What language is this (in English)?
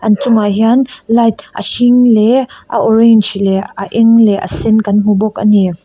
Mizo